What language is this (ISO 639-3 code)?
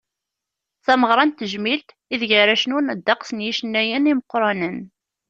kab